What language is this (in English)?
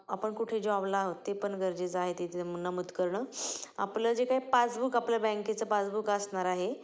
Marathi